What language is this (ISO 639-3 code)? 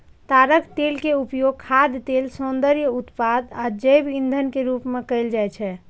mai